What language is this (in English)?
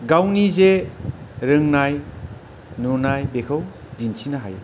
Bodo